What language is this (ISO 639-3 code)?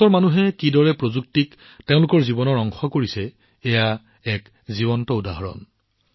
asm